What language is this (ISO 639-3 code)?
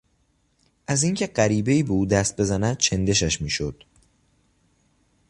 fas